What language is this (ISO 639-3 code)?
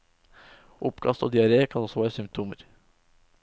nor